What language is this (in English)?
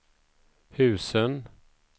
Swedish